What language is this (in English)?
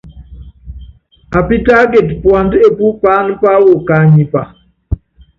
Yangben